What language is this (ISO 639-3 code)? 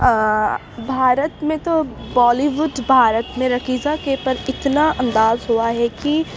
urd